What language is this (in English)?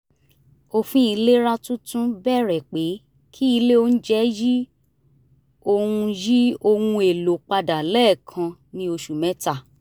Yoruba